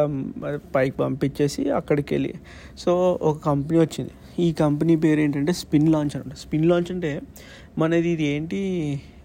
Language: Telugu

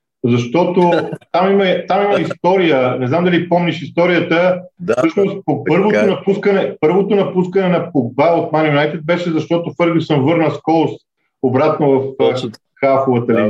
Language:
Bulgarian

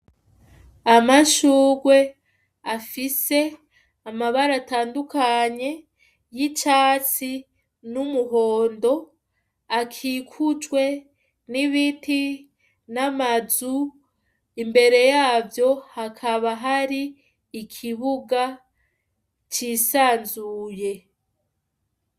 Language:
Rundi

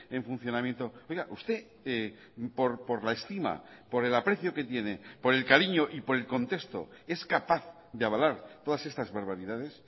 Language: Spanish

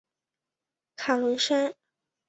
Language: Chinese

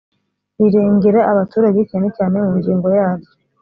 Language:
Kinyarwanda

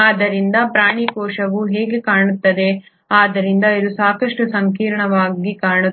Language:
Kannada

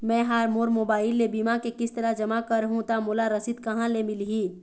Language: Chhattisgarhi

